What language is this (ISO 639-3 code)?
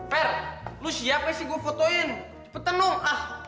ind